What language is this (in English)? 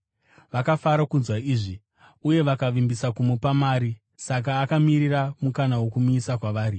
Shona